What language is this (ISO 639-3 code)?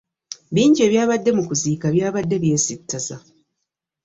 lug